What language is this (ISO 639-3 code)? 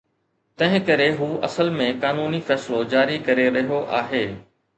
snd